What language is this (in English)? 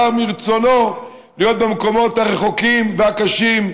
Hebrew